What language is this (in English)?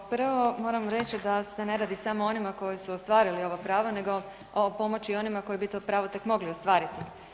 Croatian